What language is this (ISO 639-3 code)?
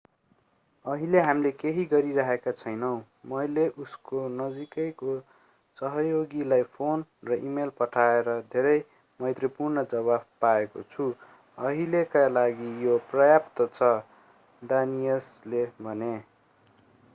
nep